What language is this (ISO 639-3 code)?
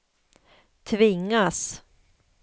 swe